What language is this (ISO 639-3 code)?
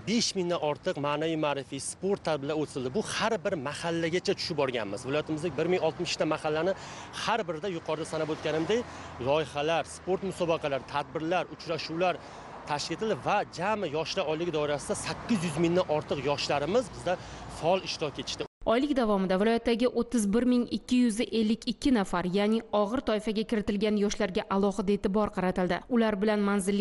tur